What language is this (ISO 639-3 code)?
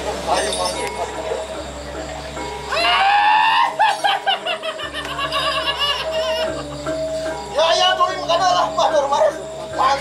ara